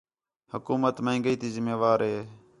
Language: Khetrani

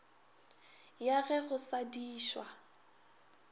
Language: Northern Sotho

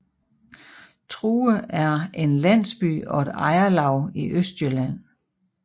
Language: Danish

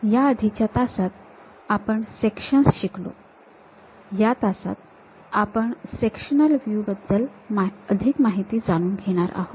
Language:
Marathi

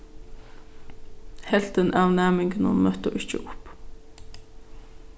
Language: Faroese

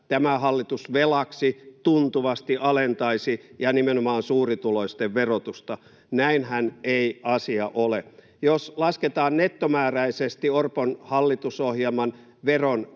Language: Finnish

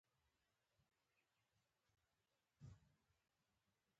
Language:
Pashto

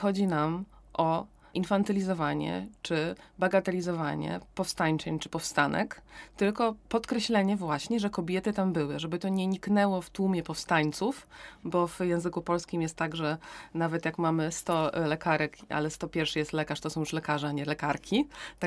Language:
Polish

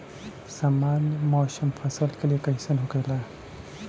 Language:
Bhojpuri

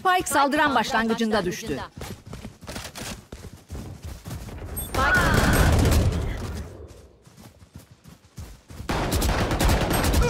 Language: Turkish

